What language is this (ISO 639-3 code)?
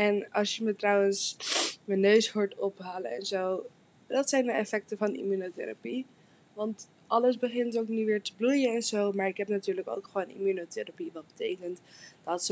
nld